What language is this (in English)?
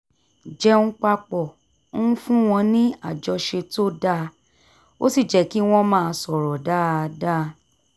Yoruba